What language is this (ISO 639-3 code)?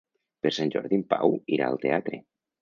cat